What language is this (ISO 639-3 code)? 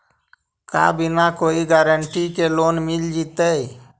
mag